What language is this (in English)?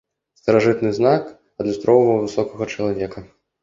Belarusian